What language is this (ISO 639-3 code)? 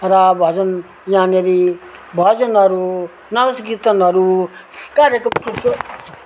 nep